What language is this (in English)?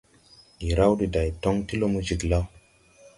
Tupuri